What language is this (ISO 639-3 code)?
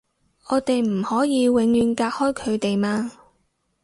yue